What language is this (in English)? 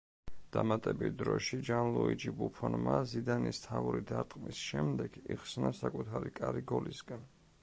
Georgian